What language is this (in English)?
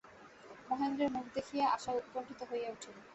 Bangla